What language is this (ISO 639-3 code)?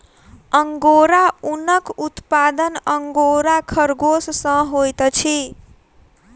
mai